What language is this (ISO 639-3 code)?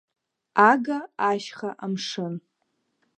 abk